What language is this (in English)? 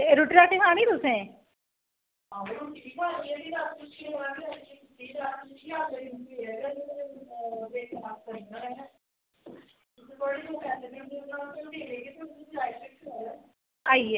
Dogri